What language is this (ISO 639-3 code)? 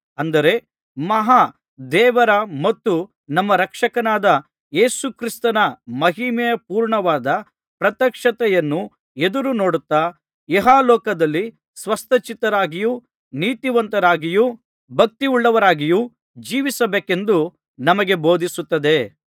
kan